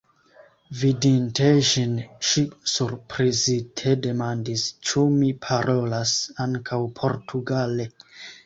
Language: Esperanto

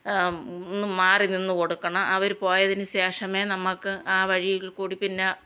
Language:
Malayalam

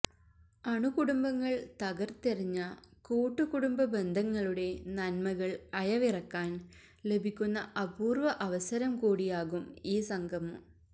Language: Malayalam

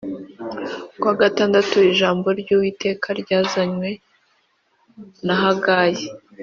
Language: Kinyarwanda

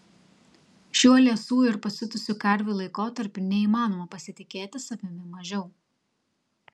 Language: Lithuanian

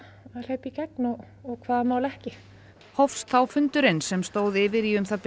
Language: Icelandic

